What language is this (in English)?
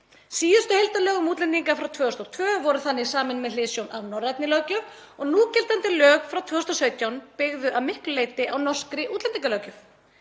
Icelandic